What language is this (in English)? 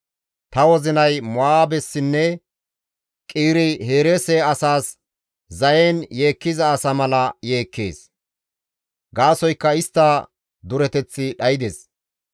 Gamo